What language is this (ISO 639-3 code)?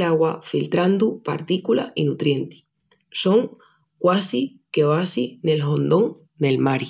ext